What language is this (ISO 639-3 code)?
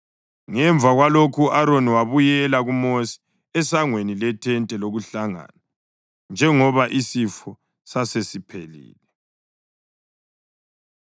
nde